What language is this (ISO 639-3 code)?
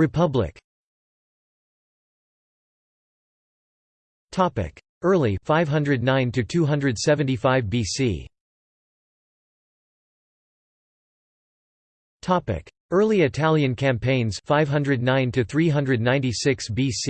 eng